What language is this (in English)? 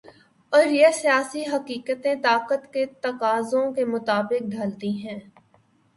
Urdu